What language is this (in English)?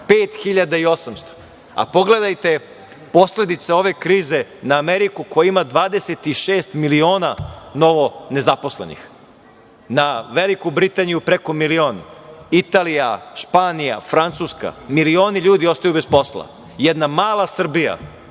Serbian